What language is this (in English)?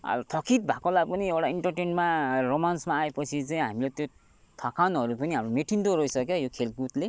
Nepali